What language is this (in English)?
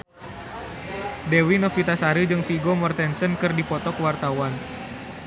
Sundanese